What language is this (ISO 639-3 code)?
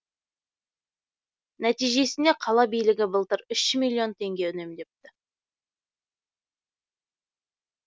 kaz